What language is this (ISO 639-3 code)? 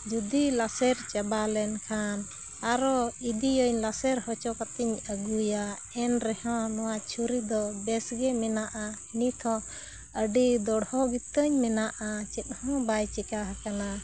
sat